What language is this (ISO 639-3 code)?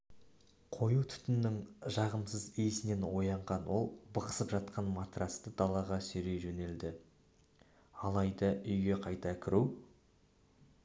kaz